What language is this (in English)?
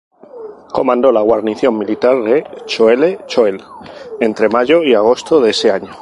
Spanish